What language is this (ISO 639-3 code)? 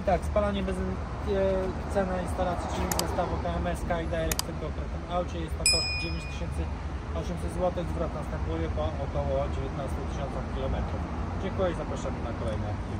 pol